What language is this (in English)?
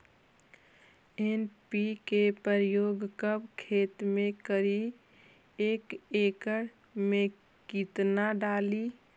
Magahi